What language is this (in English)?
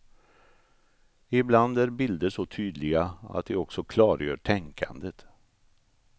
Swedish